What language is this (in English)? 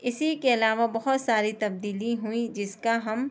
Urdu